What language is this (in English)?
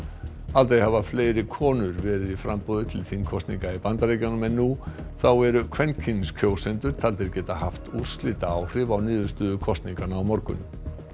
Icelandic